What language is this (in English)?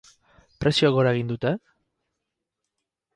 Basque